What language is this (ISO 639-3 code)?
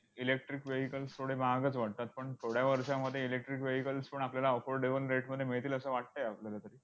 mar